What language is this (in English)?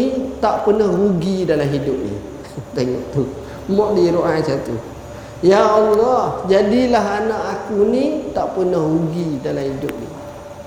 Malay